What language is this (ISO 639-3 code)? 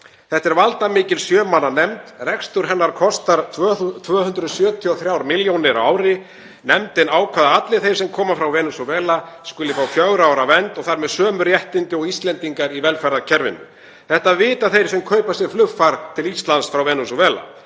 isl